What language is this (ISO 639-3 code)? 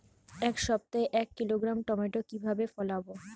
ben